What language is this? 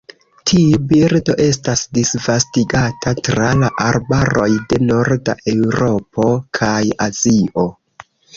Esperanto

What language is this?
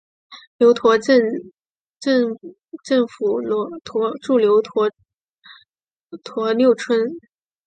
Chinese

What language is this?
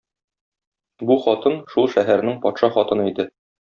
Tatar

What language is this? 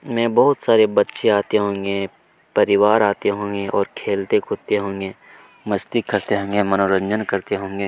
Hindi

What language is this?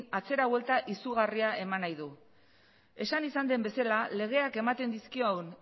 Basque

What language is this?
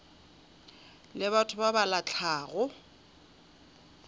Northern Sotho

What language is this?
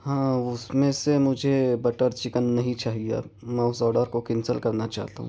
Urdu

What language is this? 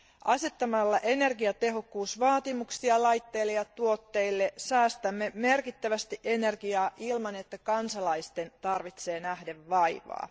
Finnish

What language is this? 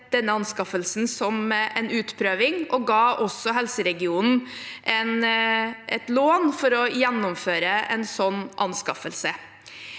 Norwegian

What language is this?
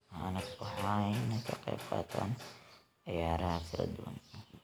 Somali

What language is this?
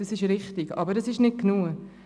Swiss German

